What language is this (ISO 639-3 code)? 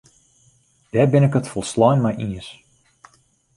fry